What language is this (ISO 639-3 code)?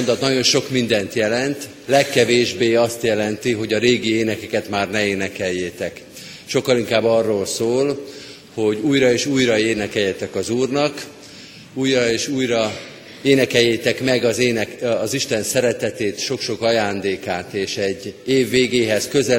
hun